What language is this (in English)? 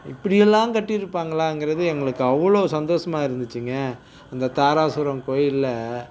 Tamil